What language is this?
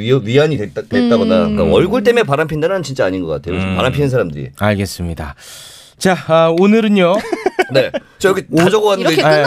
Korean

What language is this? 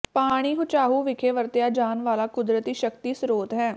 Punjabi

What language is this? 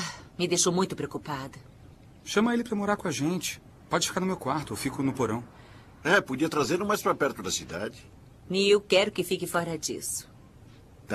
Portuguese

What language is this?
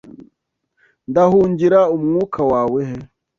Kinyarwanda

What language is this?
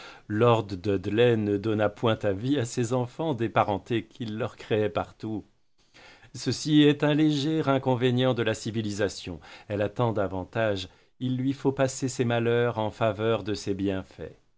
French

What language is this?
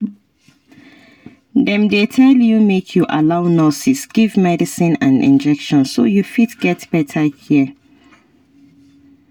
Nigerian Pidgin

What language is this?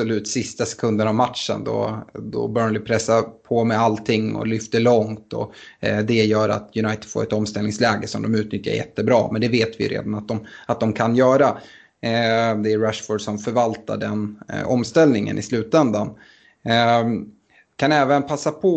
Swedish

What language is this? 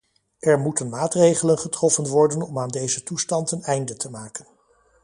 Dutch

